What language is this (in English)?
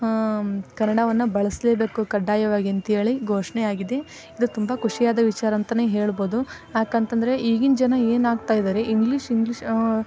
Kannada